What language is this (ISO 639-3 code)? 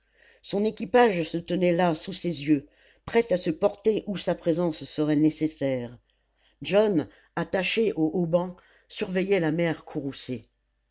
fra